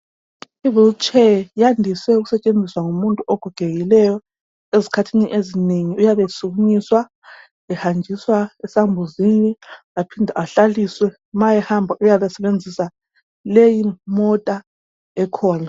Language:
North Ndebele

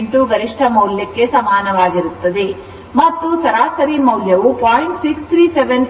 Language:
Kannada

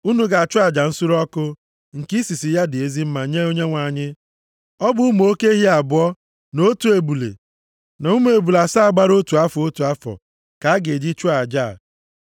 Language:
Igbo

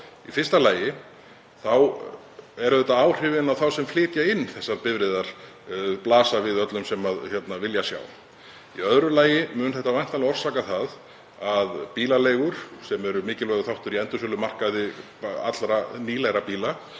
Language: Icelandic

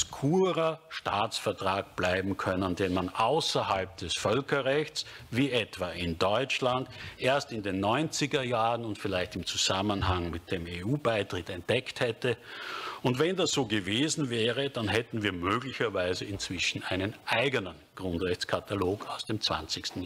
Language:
German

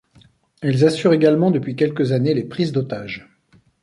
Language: French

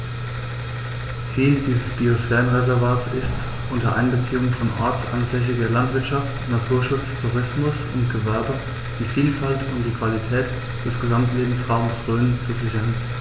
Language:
German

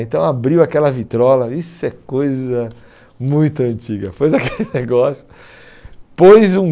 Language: Portuguese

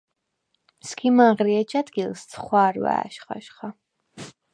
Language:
Svan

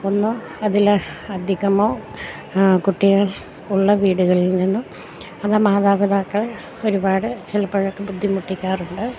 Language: Malayalam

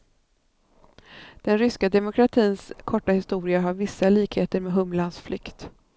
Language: Swedish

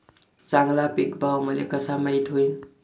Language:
Marathi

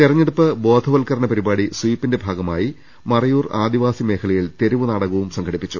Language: Malayalam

